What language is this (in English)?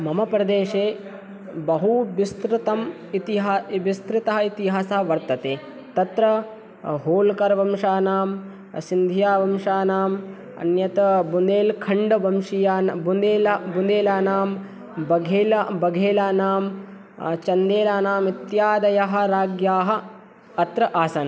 Sanskrit